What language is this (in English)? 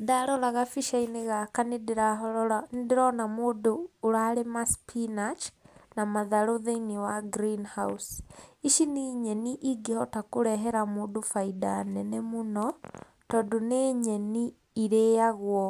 Kikuyu